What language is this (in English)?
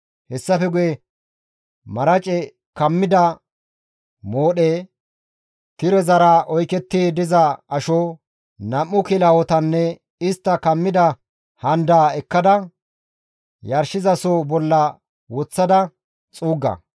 Gamo